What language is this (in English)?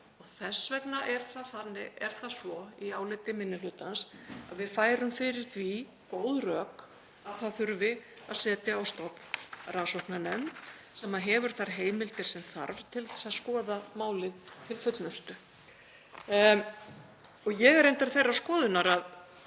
Icelandic